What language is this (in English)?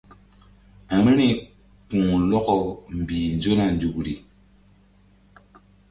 Mbum